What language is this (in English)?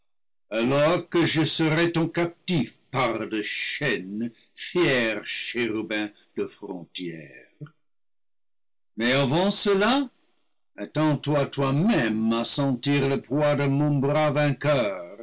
French